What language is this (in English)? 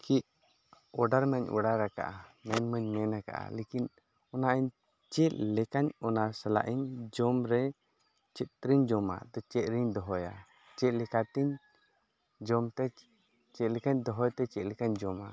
Santali